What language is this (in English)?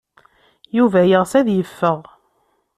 Kabyle